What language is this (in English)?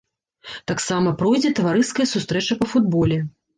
Belarusian